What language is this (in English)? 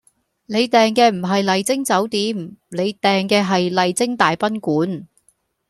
Cantonese